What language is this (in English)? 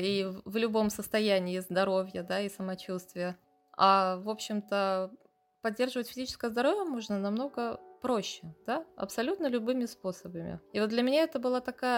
Russian